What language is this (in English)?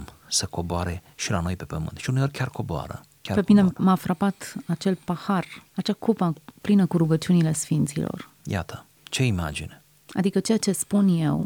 Romanian